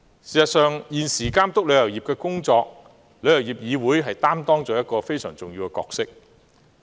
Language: Cantonese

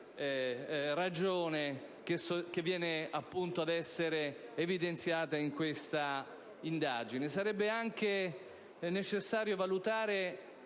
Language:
Italian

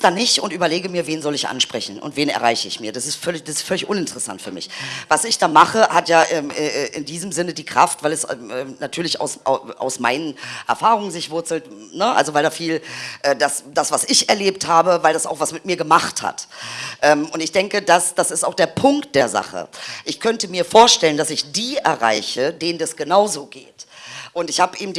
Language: German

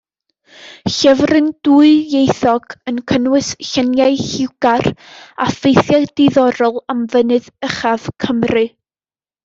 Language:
Welsh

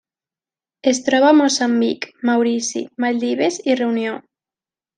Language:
Catalan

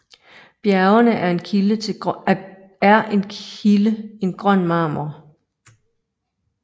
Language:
Danish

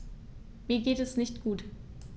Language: German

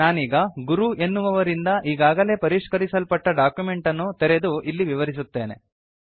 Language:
Kannada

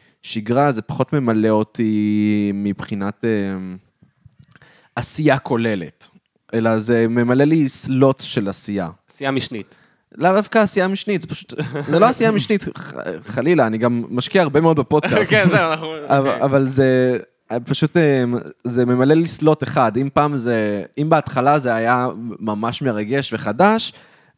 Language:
Hebrew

